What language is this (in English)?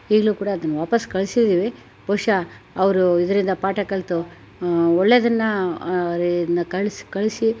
Kannada